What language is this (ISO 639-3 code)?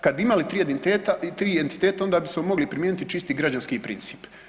hrv